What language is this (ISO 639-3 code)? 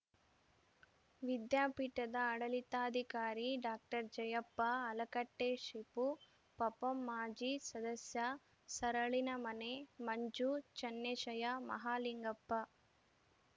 kan